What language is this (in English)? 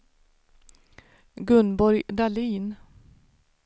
Swedish